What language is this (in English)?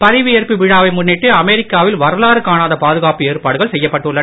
Tamil